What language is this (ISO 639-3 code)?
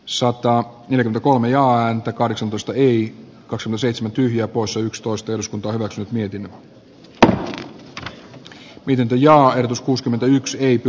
fin